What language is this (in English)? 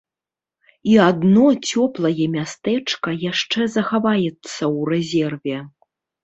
Belarusian